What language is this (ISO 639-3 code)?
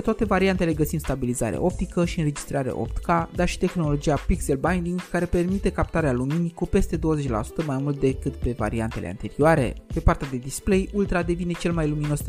ron